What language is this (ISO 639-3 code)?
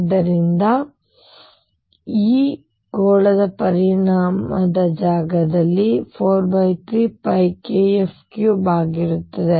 kan